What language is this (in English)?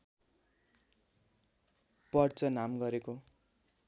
Nepali